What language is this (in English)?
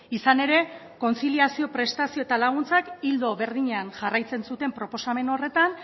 Basque